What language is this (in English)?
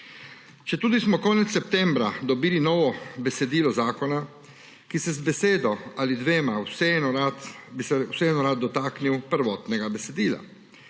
Slovenian